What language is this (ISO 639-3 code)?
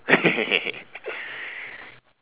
eng